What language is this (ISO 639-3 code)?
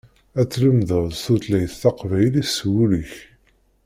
kab